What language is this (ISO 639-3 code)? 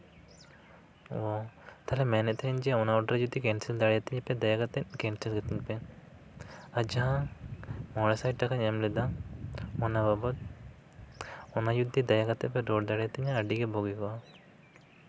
sat